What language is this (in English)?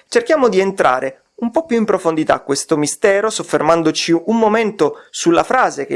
Italian